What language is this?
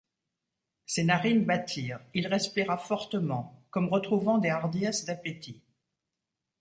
French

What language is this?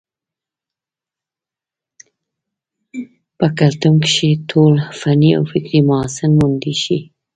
Pashto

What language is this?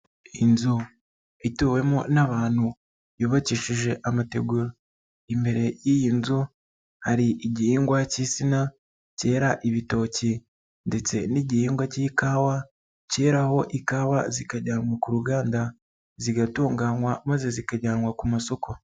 Kinyarwanda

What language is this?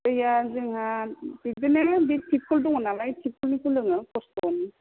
Bodo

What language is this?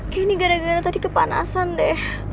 Indonesian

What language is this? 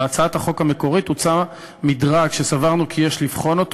Hebrew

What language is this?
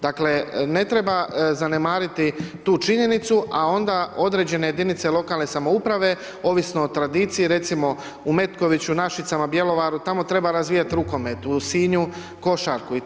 Croatian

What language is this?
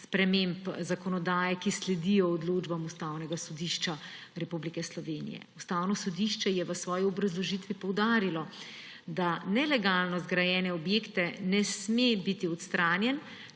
Slovenian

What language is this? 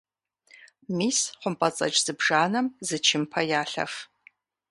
Kabardian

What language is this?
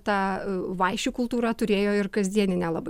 Lithuanian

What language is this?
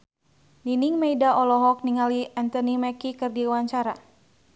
Sundanese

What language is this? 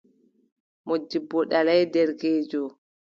Adamawa Fulfulde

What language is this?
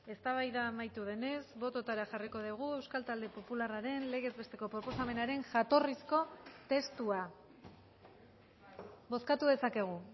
Basque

